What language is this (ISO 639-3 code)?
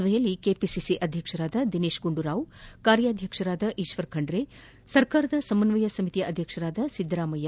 kan